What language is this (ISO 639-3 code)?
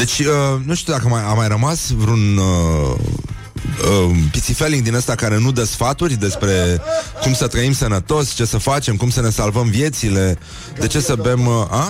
ron